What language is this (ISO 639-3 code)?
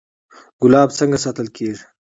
pus